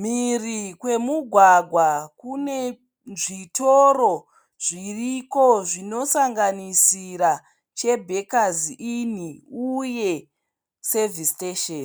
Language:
Shona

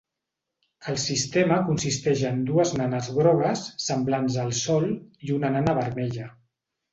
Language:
Catalan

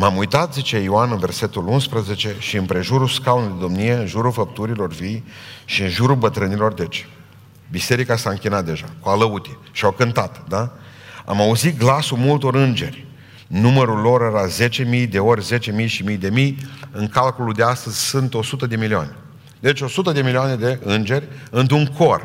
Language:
Romanian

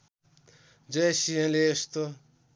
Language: Nepali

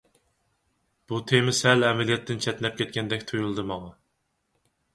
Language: Uyghur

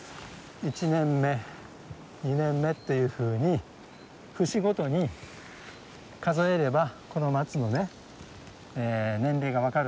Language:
Japanese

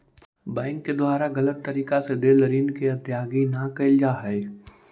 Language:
Magahi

